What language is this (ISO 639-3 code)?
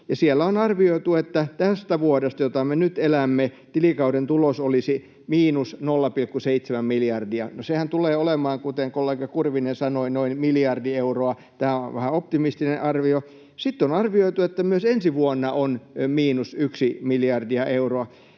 fin